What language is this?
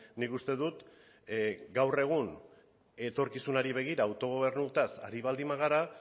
Basque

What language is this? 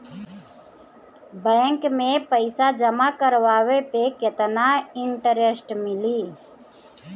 Bhojpuri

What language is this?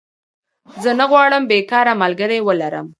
Pashto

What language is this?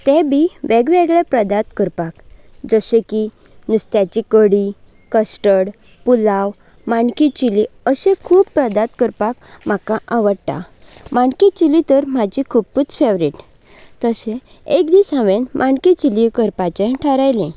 Konkani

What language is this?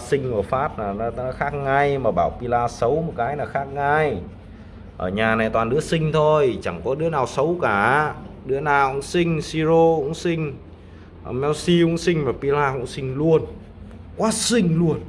Vietnamese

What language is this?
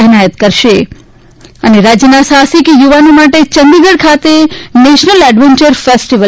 Gujarati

